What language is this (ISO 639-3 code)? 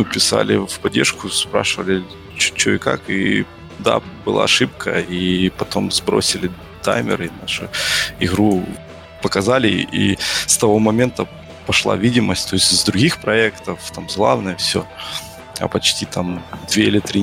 rus